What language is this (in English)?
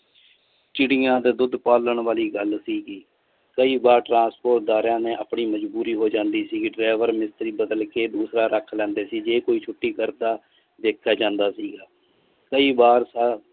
Punjabi